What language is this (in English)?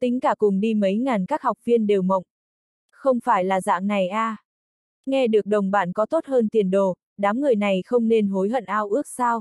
Vietnamese